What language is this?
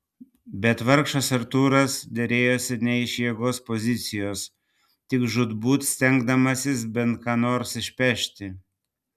Lithuanian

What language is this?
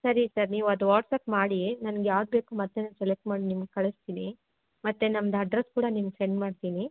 Kannada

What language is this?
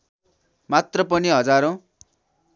Nepali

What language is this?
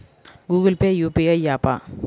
Telugu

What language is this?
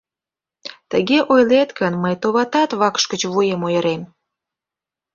Mari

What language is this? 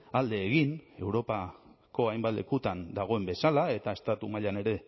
Basque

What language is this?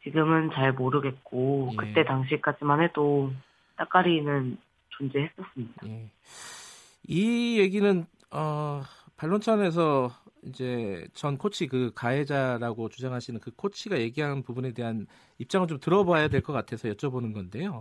Korean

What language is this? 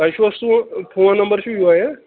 Kashmiri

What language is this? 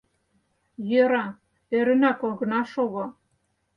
Mari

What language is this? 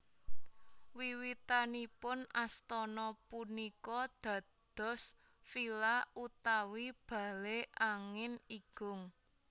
Javanese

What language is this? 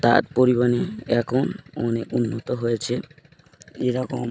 Bangla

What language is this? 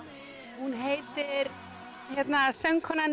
Icelandic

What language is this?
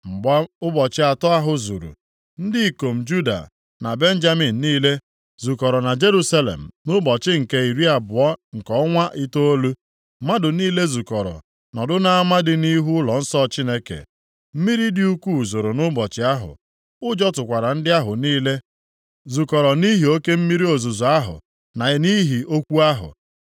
Igbo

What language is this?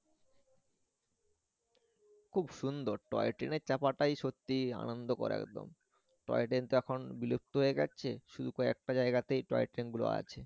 Bangla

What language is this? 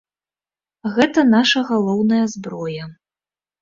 Belarusian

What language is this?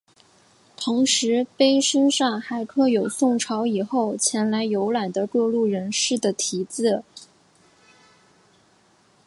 Chinese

